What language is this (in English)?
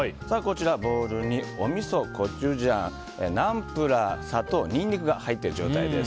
Japanese